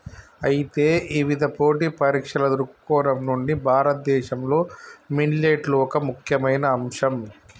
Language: Telugu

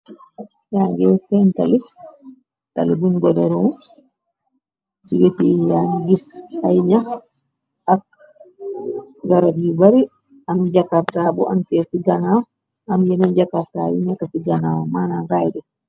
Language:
Wolof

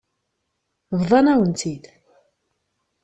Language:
Kabyle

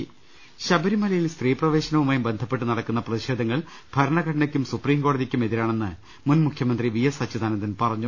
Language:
Malayalam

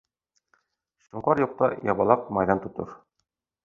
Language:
Bashkir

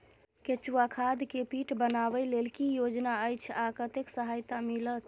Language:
Maithili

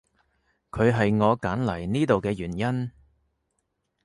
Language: Cantonese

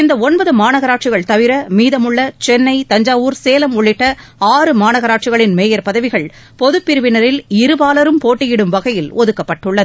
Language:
Tamil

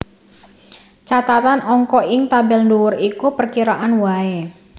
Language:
Javanese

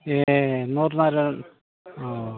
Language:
Bodo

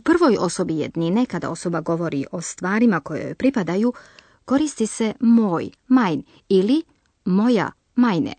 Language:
Croatian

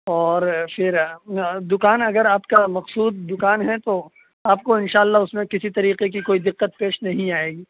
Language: Urdu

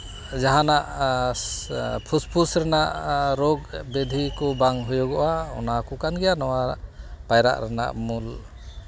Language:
Santali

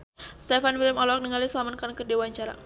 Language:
Sundanese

